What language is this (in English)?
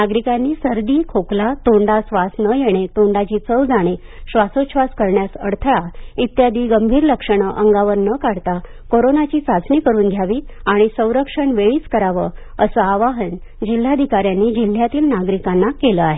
Marathi